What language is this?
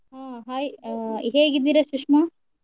Kannada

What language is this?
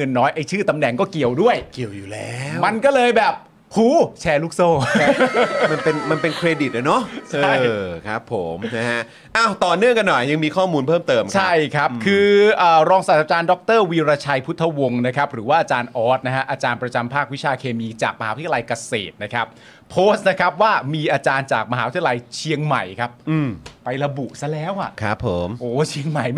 Thai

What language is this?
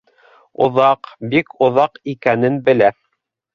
Bashkir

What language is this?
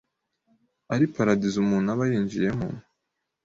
Kinyarwanda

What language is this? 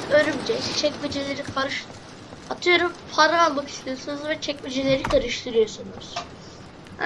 Turkish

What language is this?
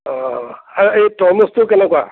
Assamese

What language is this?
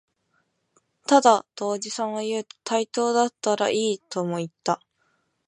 Japanese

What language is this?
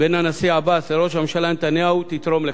Hebrew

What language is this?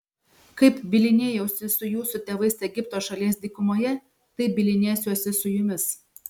Lithuanian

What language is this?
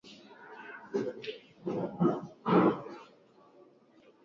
Swahili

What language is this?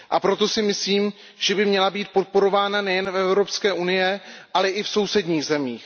Czech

